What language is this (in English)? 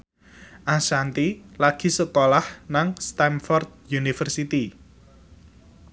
Javanese